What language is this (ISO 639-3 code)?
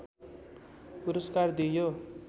nep